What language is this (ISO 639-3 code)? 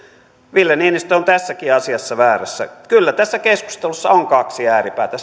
fin